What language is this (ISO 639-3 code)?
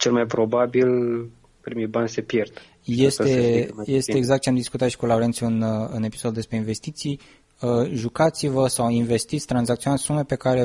ron